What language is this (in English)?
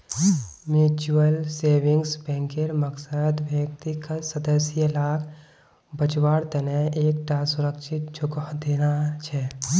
Magahi